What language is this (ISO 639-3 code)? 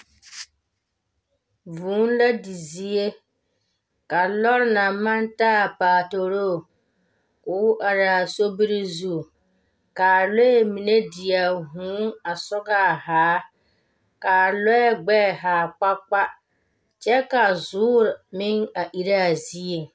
dga